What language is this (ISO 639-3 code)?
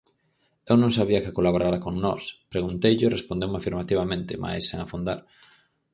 glg